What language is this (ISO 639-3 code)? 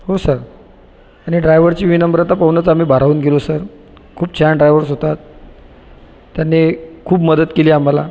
mar